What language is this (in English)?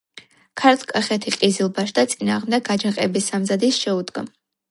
Georgian